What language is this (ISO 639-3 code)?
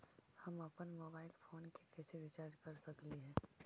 mag